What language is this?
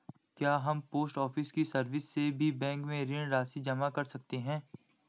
Hindi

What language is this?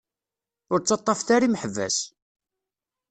Kabyle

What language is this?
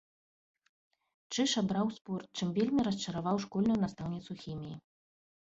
Belarusian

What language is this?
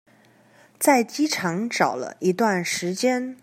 Chinese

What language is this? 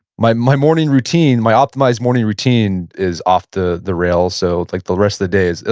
English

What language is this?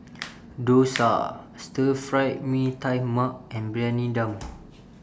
English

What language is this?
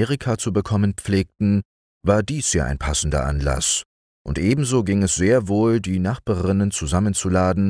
German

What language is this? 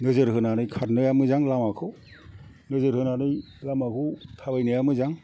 Bodo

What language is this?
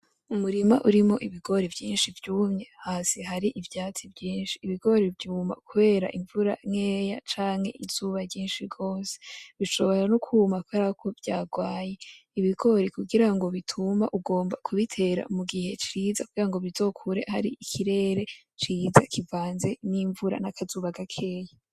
Rundi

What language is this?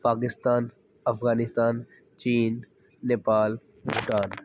Punjabi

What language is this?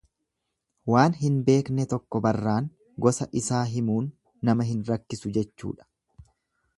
Oromo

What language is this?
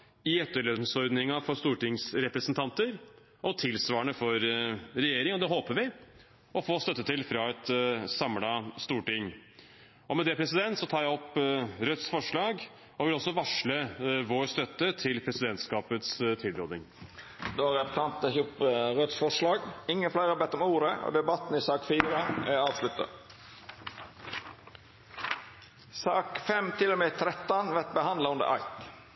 Norwegian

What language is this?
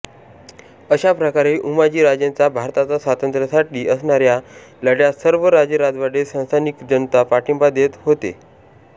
Marathi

